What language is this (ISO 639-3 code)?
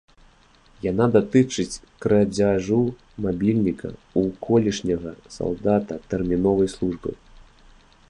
bel